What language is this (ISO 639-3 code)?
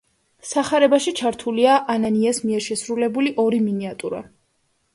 kat